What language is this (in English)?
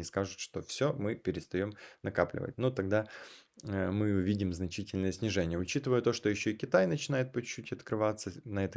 Russian